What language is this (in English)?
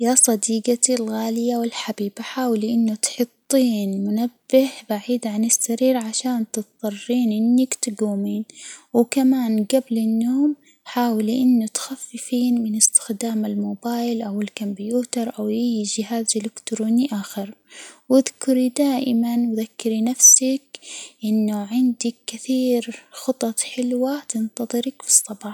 Hijazi Arabic